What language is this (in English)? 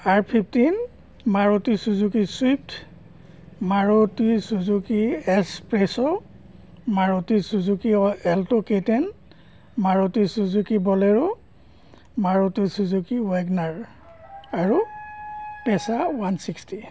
Assamese